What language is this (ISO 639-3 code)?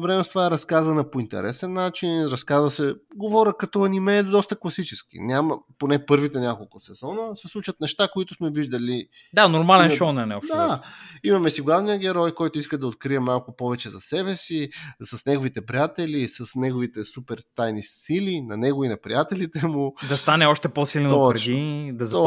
bul